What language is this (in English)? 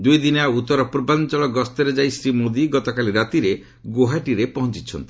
Odia